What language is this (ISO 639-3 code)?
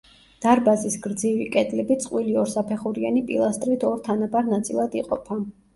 kat